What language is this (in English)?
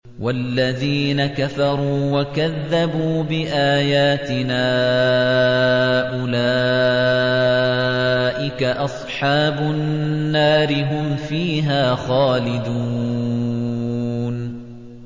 Arabic